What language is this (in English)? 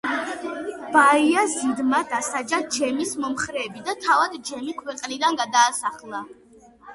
Georgian